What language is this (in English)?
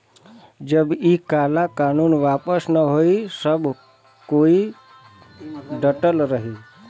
Bhojpuri